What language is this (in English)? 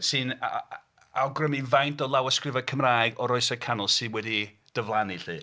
Welsh